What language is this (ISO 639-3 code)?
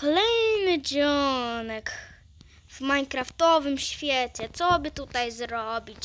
pol